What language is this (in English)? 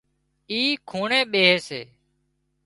Wadiyara Koli